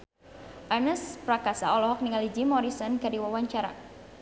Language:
Sundanese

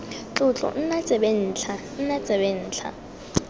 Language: Tswana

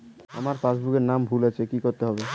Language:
Bangla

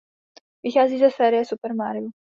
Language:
Czech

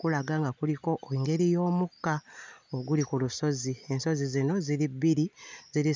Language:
Ganda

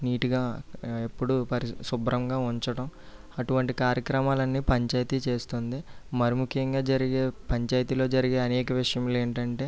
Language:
Telugu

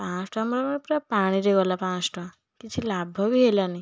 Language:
Odia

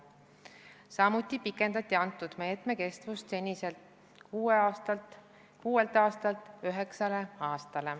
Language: Estonian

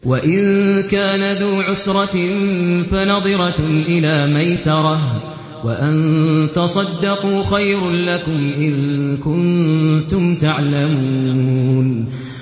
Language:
Arabic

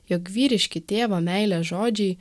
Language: Lithuanian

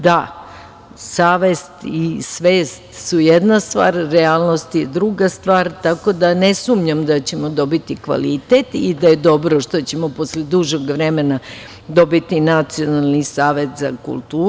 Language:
Serbian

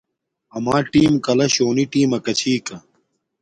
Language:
Domaaki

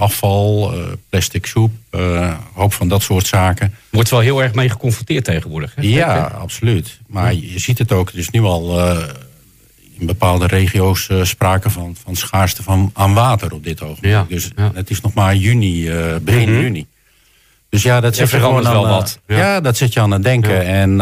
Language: Dutch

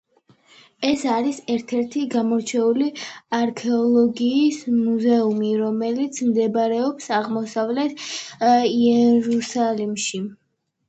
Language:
Georgian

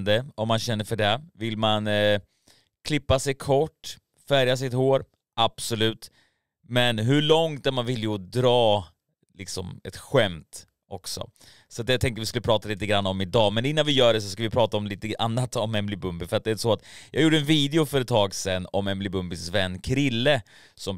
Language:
Swedish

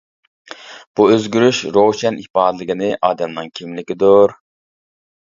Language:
Uyghur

